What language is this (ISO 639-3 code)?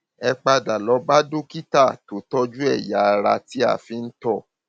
yor